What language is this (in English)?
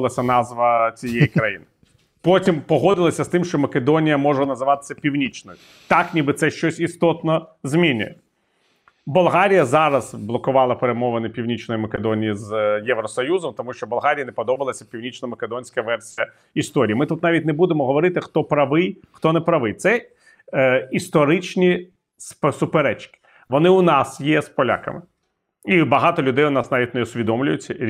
Ukrainian